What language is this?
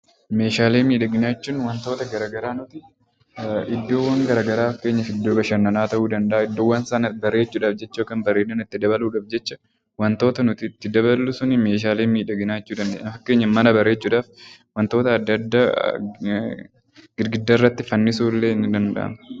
Oromo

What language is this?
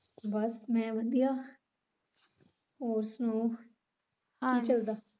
Punjabi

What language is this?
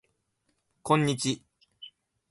Japanese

